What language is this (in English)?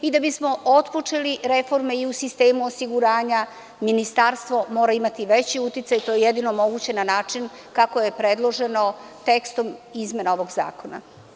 Serbian